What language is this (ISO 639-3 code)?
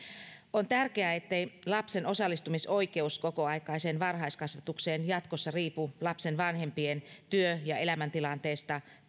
fin